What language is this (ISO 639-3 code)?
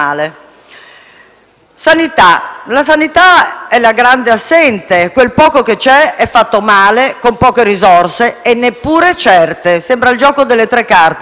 ita